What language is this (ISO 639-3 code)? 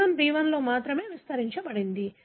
tel